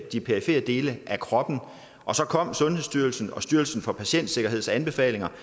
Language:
Danish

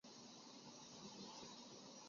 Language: Chinese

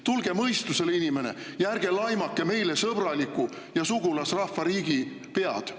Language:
Estonian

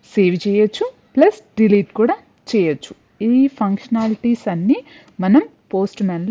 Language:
English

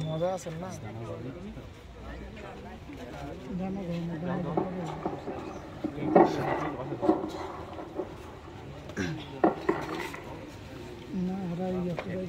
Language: Bangla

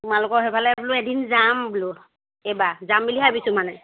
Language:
Assamese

